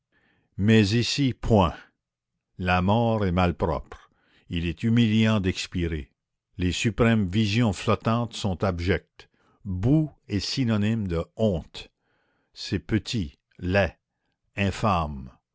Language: French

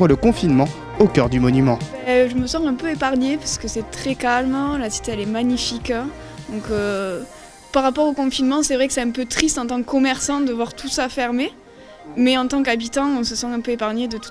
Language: French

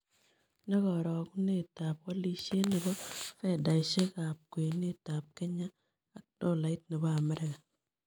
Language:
Kalenjin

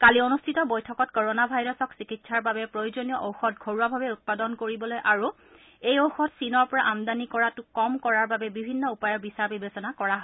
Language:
Assamese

